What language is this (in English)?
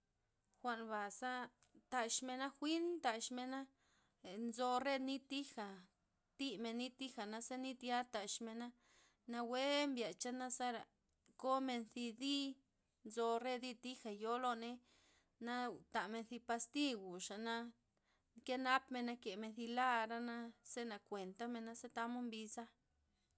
Loxicha Zapotec